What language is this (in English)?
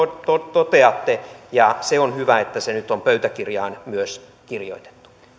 Finnish